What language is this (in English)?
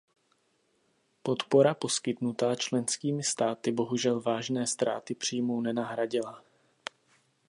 Czech